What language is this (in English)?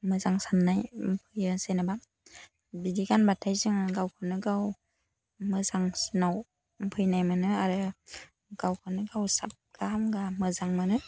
Bodo